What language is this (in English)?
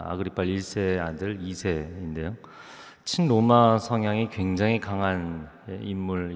Korean